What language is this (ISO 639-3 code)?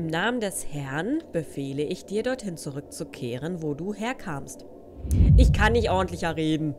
deu